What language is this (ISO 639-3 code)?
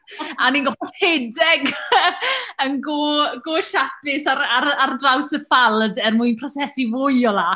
cym